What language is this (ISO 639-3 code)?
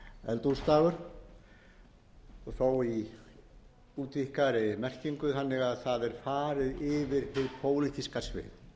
isl